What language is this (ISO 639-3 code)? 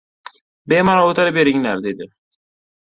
uzb